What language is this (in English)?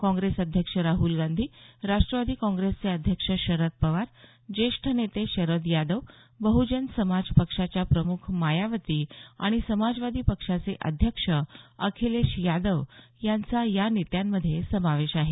Marathi